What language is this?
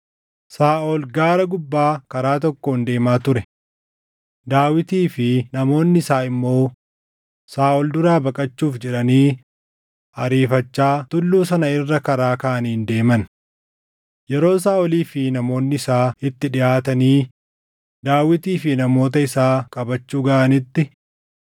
Oromo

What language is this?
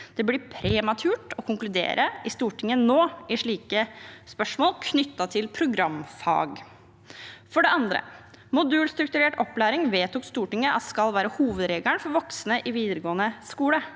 Norwegian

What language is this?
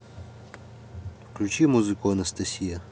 Russian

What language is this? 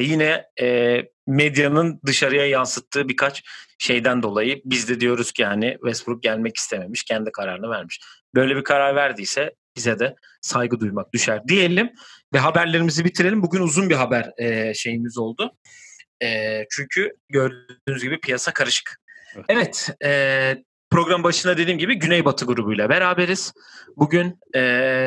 Turkish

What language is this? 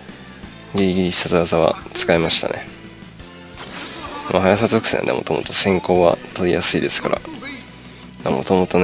Japanese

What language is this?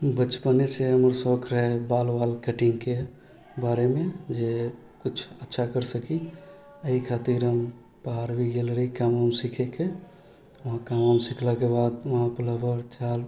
Maithili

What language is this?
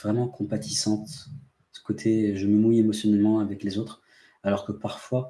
French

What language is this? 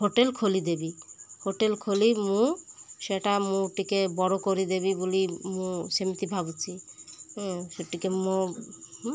Odia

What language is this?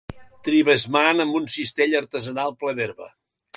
Catalan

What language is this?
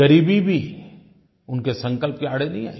Hindi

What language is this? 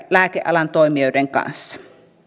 Finnish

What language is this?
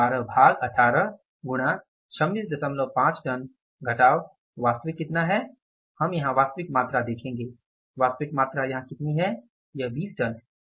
Hindi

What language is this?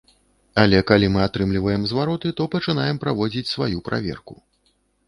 Belarusian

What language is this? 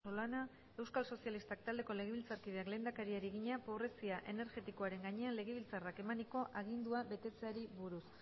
Basque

